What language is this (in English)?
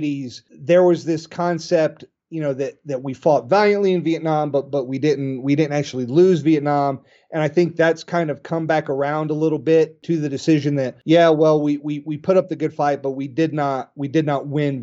English